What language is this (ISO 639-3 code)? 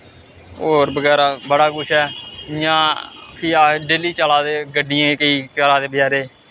doi